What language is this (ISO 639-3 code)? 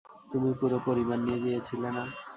ben